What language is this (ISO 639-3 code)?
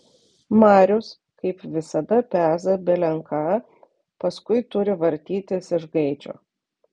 lit